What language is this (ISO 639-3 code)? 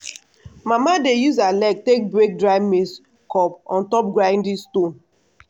pcm